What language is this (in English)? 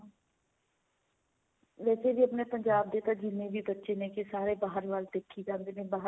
Punjabi